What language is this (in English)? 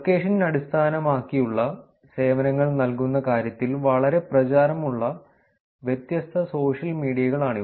Malayalam